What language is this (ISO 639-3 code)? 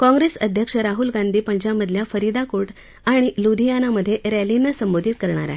mar